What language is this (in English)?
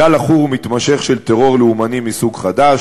Hebrew